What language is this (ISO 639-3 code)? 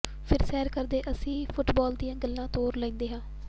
pan